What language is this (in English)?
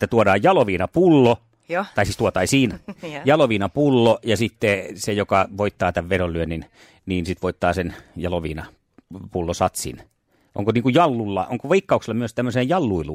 Finnish